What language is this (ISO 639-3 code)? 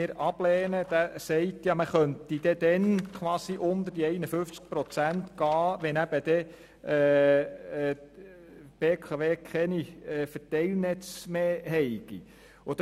gsw